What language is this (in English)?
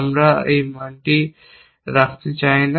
Bangla